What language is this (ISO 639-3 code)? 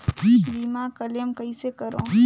hne